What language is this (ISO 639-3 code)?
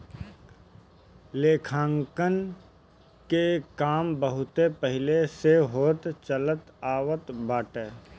bho